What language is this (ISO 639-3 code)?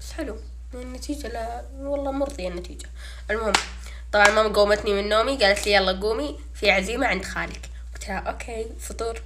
ara